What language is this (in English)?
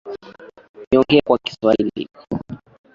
Swahili